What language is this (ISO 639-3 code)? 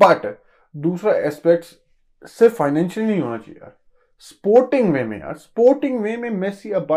hin